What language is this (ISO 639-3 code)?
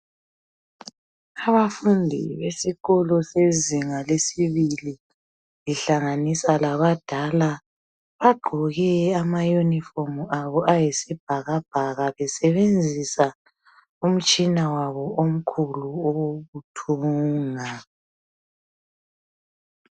nde